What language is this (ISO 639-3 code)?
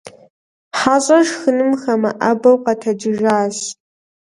kbd